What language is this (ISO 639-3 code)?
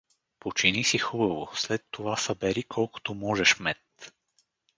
bul